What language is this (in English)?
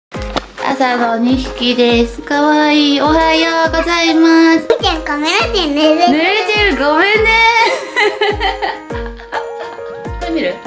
Japanese